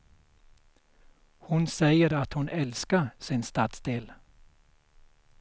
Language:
Swedish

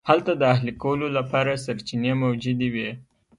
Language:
Pashto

